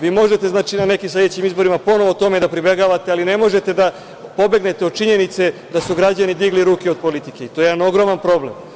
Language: Serbian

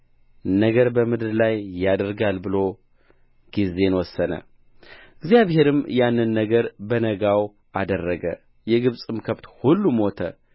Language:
Amharic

